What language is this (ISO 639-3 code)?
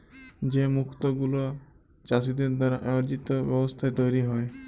ben